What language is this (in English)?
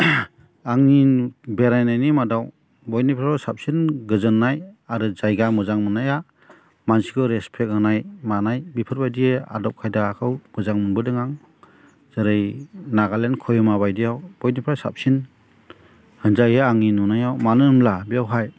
Bodo